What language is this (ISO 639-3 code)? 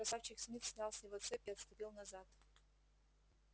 rus